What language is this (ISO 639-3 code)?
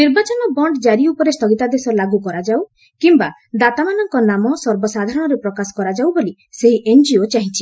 ori